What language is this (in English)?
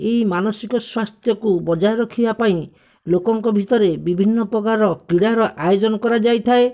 Odia